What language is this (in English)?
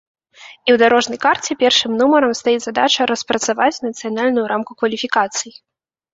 Belarusian